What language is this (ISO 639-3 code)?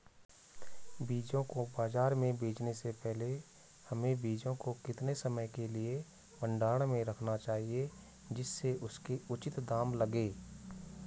hin